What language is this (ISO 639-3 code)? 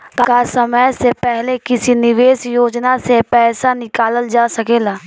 bho